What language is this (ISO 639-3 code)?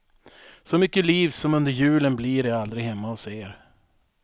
swe